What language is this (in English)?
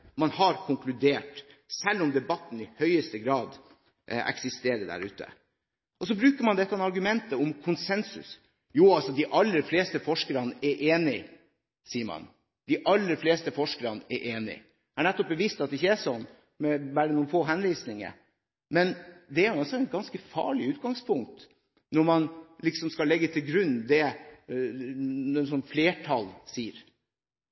Norwegian Bokmål